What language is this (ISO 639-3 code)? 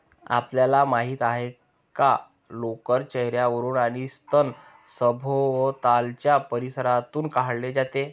mar